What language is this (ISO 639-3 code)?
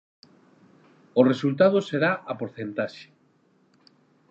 glg